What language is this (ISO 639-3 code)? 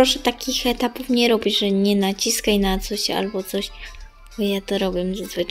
pol